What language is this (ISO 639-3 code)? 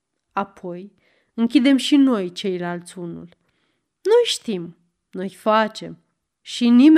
ron